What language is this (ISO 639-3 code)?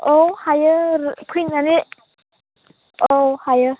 brx